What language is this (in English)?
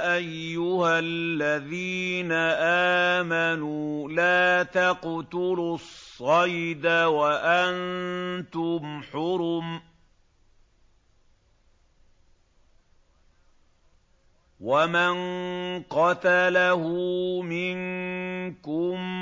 Arabic